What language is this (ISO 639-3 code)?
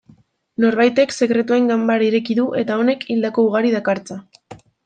eus